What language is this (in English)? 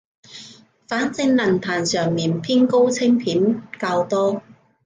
Cantonese